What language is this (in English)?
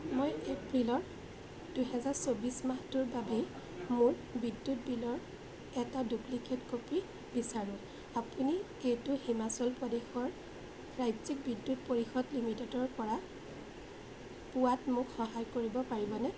Assamese